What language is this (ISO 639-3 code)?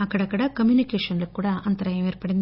tel